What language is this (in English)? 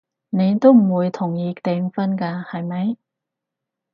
Cantonese